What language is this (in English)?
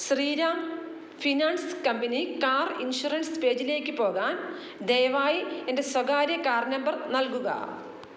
Malayalam